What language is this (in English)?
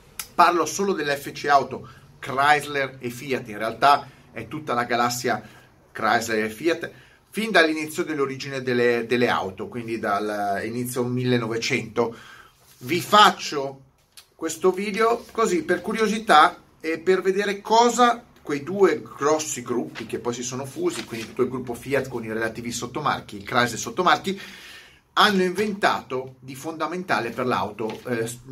Italian